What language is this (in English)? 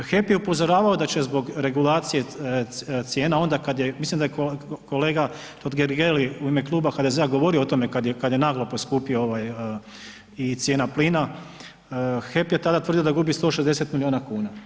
Croatian